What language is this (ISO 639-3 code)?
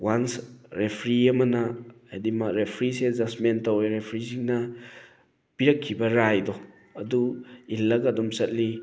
mni